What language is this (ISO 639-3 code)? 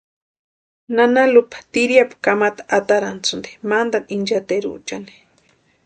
pua